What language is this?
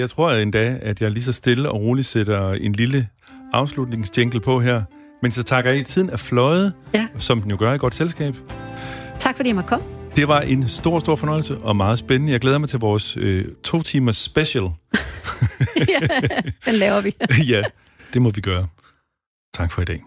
Danish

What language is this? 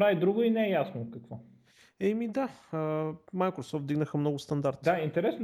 Bulgarian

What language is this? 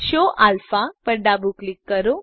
Gujarati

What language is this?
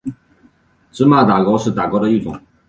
Chinese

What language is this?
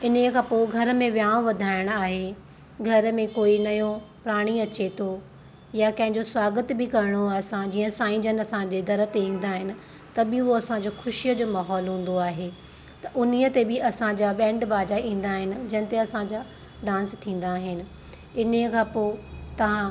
Sindhi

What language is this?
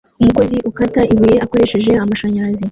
Kinyarwanda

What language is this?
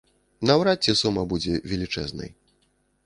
Belarusian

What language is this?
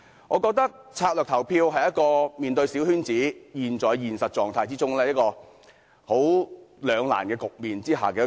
Cantonese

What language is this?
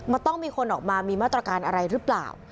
Thai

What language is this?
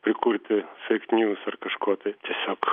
Lithuanian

